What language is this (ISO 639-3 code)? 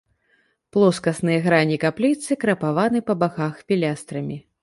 bel